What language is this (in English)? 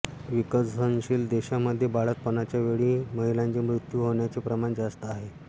Marathi